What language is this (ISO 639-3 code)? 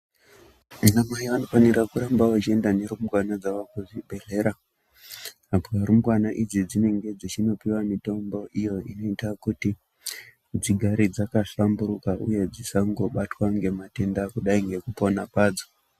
ndc